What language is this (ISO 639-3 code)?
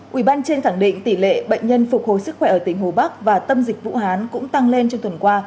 vie